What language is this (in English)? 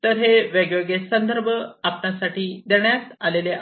Marathi